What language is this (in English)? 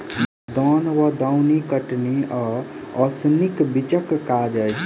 Maithili